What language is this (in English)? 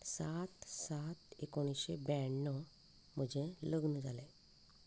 Konkani